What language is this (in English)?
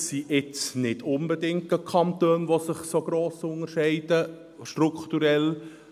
Swiss German